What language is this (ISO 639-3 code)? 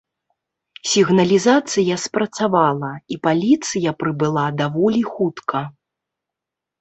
bel